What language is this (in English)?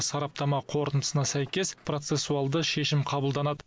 Kazakh